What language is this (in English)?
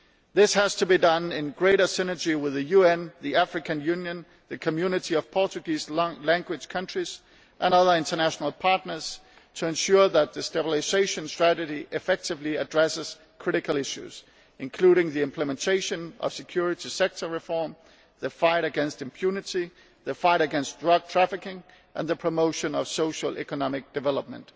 English